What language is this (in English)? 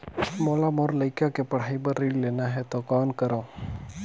Chhattisgarhi